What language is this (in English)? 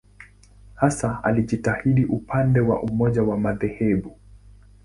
Swahili